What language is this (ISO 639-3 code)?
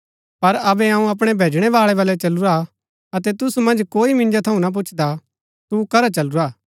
gbk